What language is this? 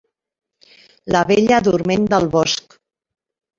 Catalan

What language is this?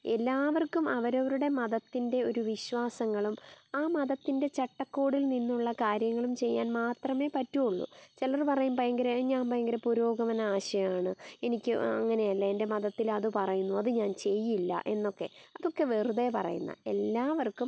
Malayalam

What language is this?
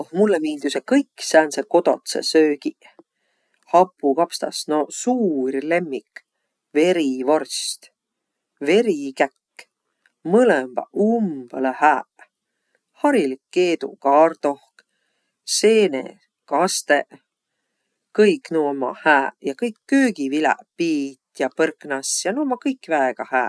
Võro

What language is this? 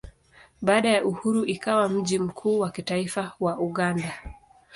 Swahili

